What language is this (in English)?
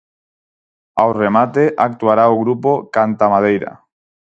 Galician